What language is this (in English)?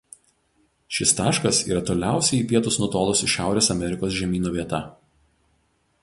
Lithuanian